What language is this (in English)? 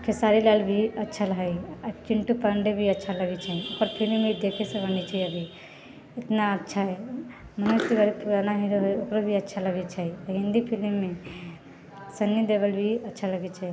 Maithili